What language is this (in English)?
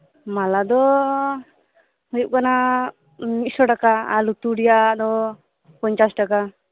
Santali